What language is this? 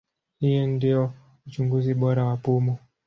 Swahili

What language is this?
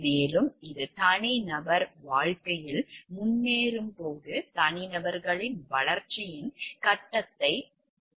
Tamil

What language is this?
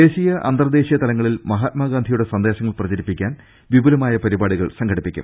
Malayalam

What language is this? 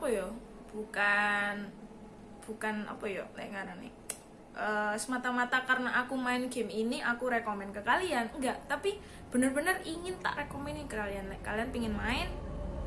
Indonesian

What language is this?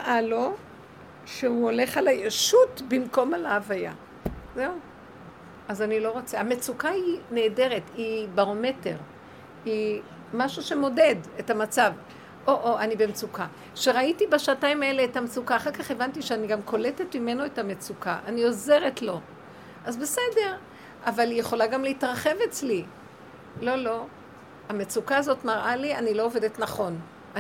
Hebrew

